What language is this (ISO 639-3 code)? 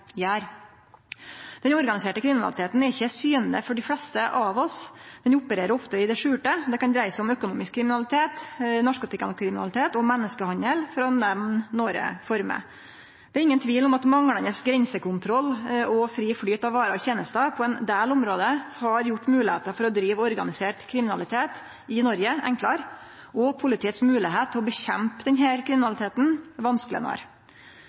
nno